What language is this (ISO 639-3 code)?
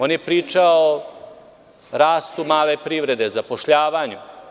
srp